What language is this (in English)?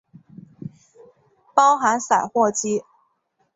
Chinese